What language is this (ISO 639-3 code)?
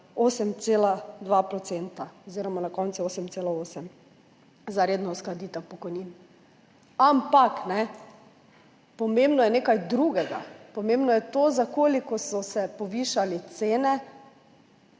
slv